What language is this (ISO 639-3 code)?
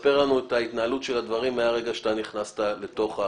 heb